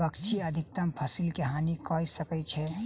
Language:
Maithili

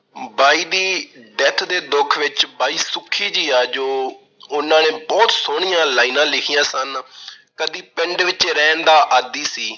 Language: Punjabi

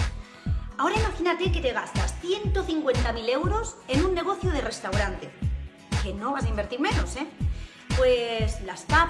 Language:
Spanish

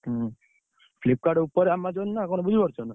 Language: Odia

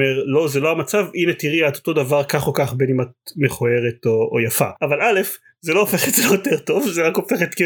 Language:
Hebrew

